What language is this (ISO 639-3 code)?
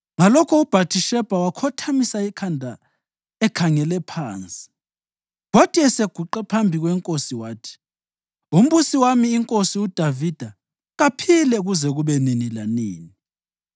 nde